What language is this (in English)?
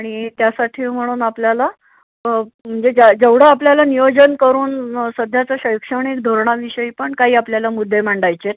Marathi